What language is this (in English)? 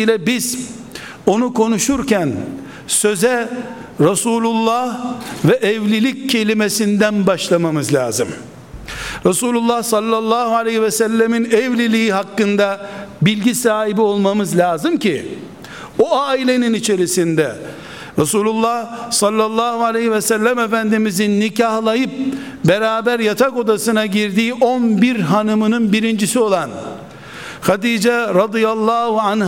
Turkish